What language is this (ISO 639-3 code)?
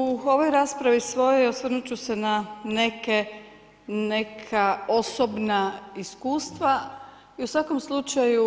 hrv